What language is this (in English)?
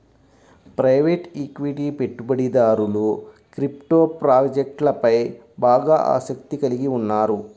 Telugu